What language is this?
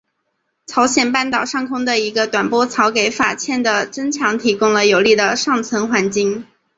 Chinese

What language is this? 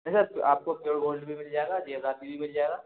Hindi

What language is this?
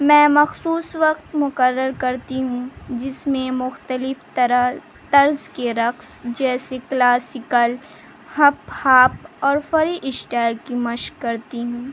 Urdu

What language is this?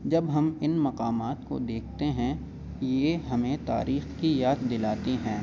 Urdu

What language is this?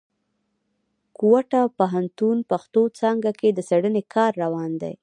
Pashto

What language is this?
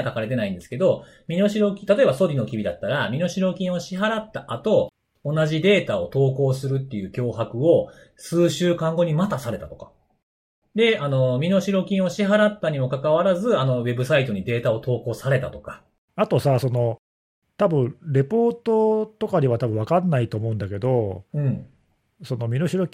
Japanese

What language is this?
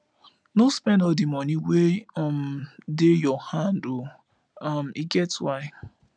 Nigerian Pidgin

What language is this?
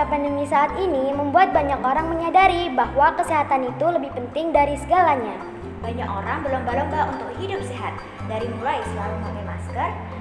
Indonesian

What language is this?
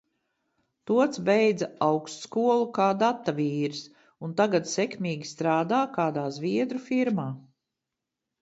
Latvian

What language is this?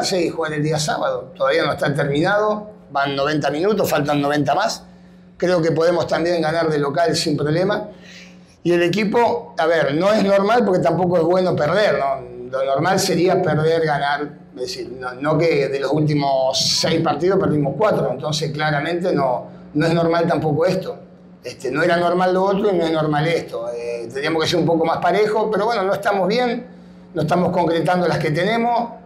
Spanish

